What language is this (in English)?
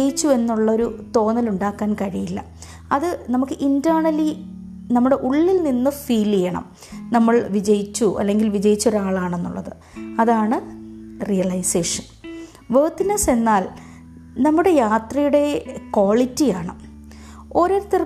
Malayalam